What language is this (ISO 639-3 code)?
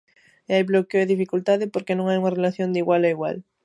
glg